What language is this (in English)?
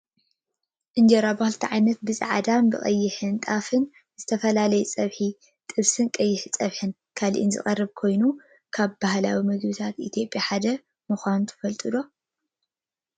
Tigrinya